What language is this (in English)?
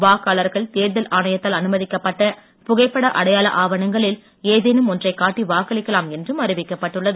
Tamil